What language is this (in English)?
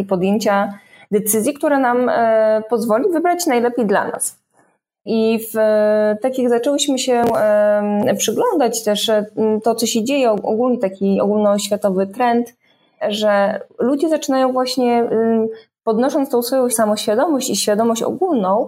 Polish